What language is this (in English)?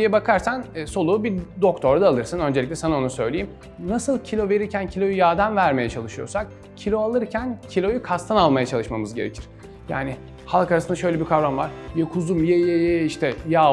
Turkish